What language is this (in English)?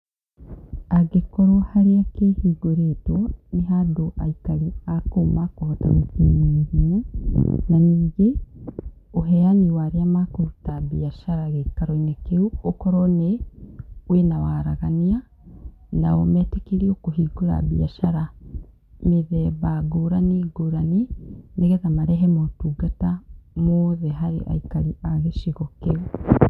Kikuyu